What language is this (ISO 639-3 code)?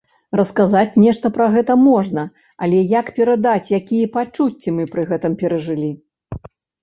bel